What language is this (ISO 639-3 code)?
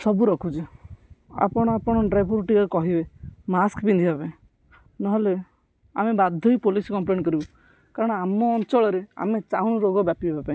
ori